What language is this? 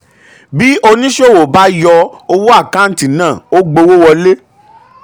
Yoruba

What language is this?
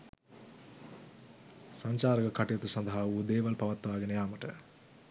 Sinhala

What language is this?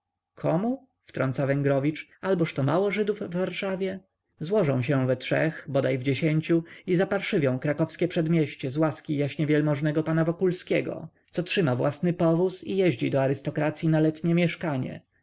Polish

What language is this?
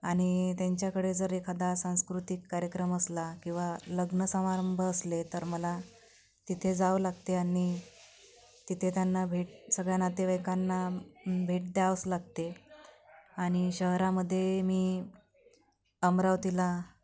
Marathi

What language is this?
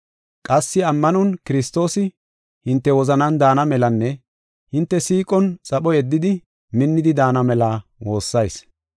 Gofa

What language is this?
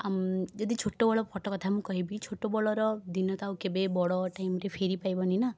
Odia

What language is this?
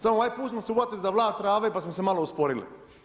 Croatian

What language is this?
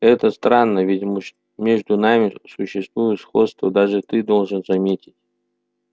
Russian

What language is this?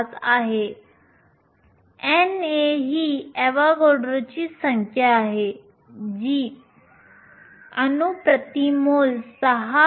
Marathi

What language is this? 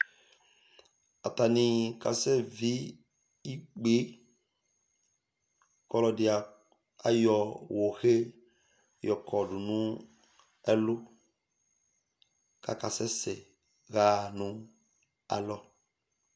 Ikposo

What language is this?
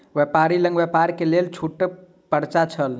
Maithili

